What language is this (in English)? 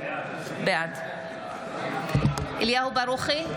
Hebrew